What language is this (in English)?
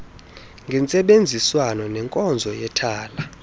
Xhosa